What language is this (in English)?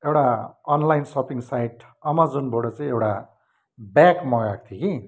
Nepali